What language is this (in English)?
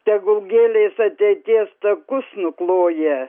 Lithuanian